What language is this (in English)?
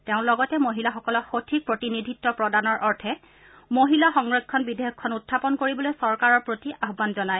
Assamese